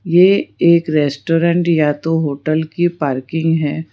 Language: Hindi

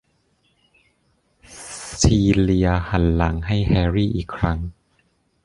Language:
Thai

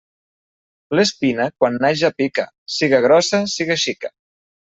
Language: Catalan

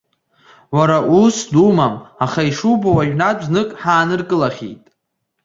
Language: Abkhazian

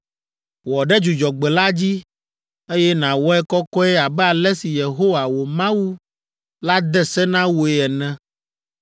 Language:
Ewe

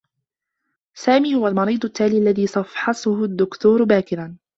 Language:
Arabic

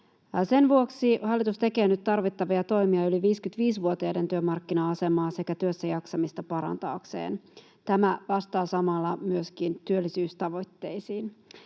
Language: Finnish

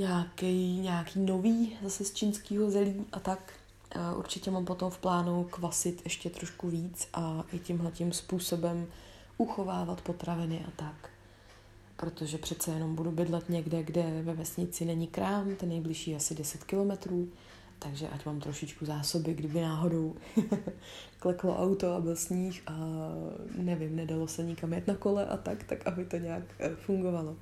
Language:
Czech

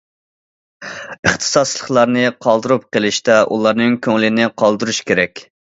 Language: Uyghur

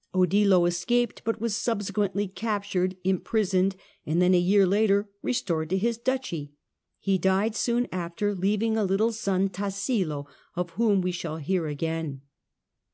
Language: English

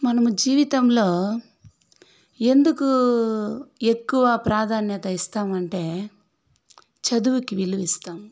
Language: Telugu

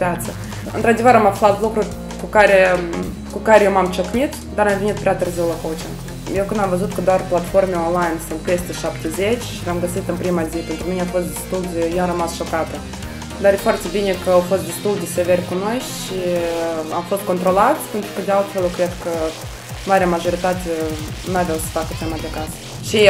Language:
Romanian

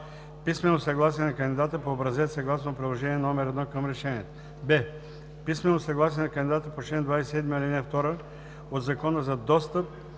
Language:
Bulgarian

